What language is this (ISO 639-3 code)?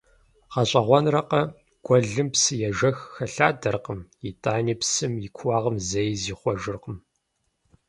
kbd